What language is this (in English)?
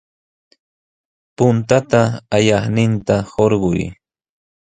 Sihuas Ancash Quechua